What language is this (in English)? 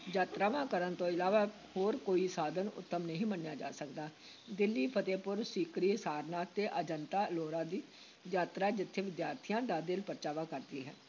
Punjabi